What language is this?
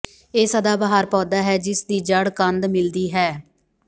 Punjabi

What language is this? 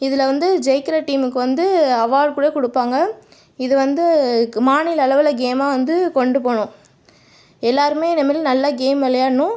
Tamil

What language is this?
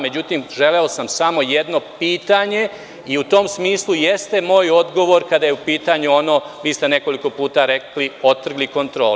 Serbian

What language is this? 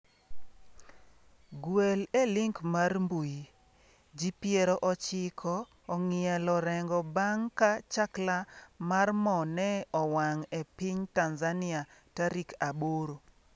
Luo (Kenya and Tanzania)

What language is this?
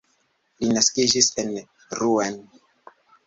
Esperanto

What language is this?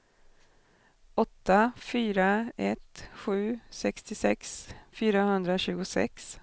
Swedish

